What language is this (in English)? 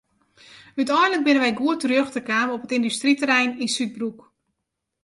Western Frisian